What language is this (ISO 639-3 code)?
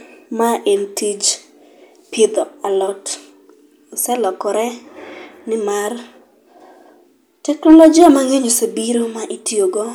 luo